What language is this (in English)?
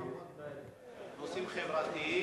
Hebrew